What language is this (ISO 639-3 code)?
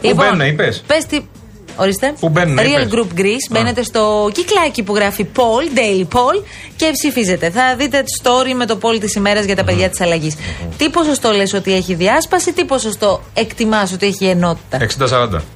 ell